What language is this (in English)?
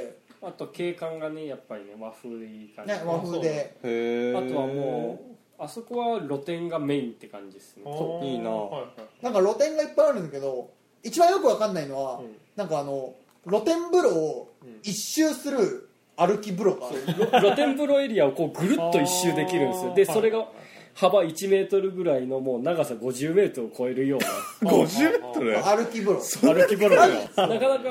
Japanese